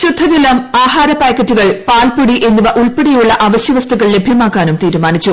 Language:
Malayalam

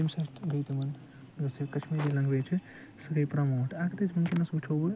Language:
Kashmiri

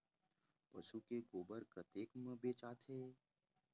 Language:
Chhattisgarhi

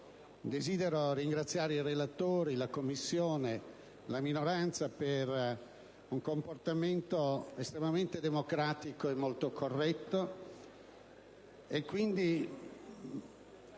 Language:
Italian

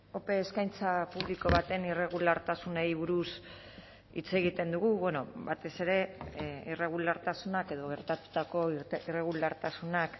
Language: Basque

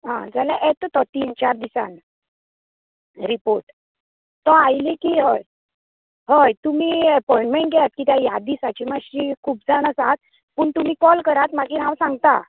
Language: Konkani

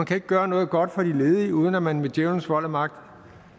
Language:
Danish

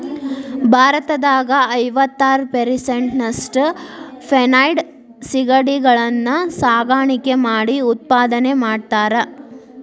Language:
Kannada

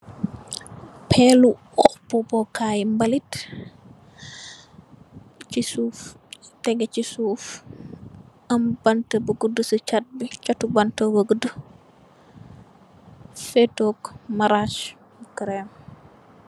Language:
Wolof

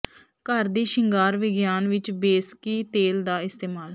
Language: Punjabi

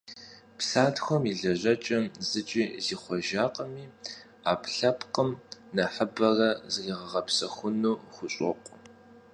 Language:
Kabardian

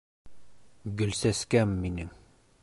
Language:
Bashkir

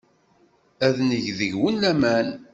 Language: Kabyle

